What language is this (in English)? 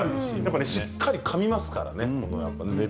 Japanese